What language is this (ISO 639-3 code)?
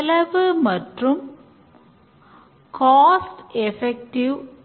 tam